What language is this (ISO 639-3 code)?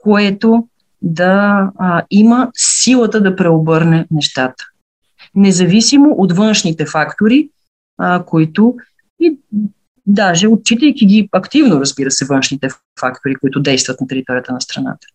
bul